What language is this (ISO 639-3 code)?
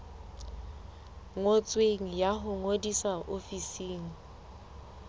sot